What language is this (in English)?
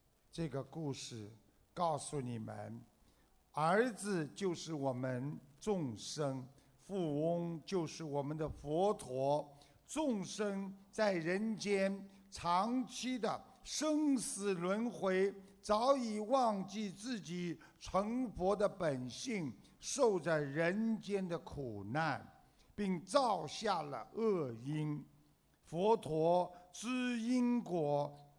Chinese